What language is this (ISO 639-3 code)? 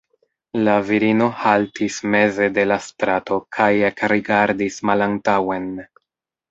epo